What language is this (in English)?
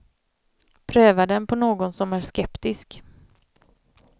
Swedish